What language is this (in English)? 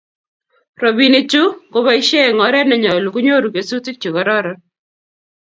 Kalenjin